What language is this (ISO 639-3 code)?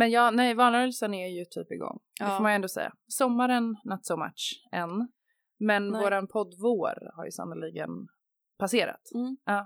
swe